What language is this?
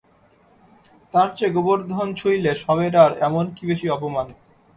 Bangla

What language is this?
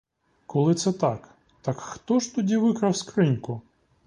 Ukrainian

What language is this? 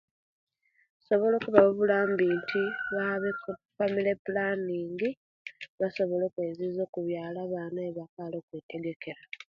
Kenyi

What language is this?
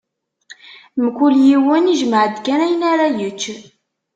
Kabyle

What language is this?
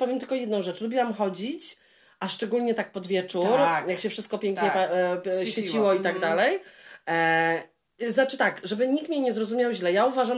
Polish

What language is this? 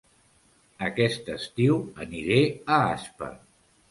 Catalan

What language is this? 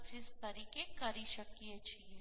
Gujarati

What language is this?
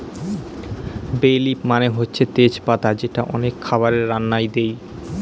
Bangla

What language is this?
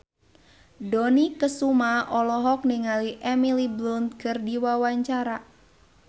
Sundanese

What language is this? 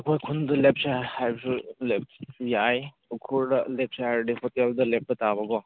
Manipuri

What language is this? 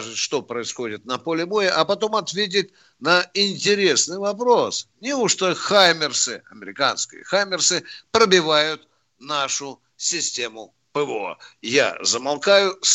Russian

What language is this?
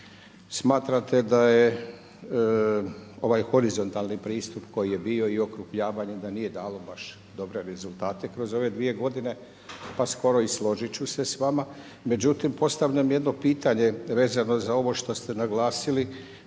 Croatian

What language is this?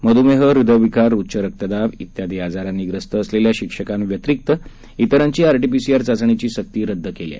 Marathi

